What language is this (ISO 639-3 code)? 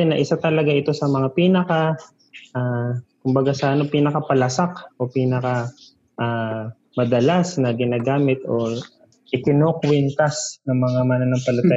fil